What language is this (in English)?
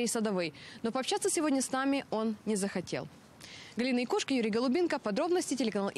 Russian